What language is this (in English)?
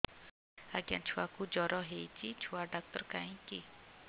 Odia